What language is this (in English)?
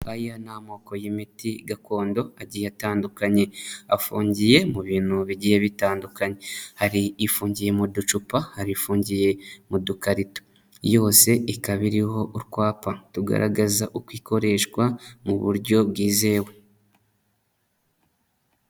Kinyarwanda